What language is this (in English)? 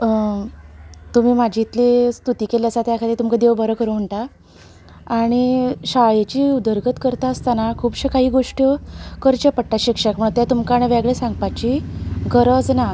Konkani